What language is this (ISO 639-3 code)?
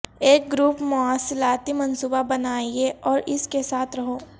urd